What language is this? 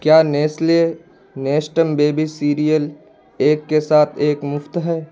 Urdu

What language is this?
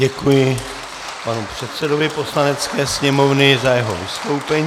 Czech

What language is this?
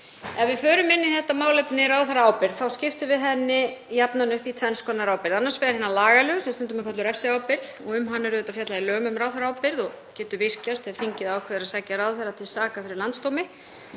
Icelandic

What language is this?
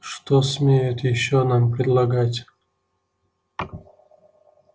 Russian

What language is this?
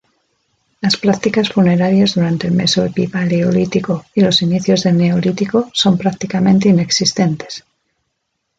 Spanish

